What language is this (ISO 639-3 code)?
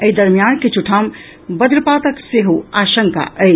mai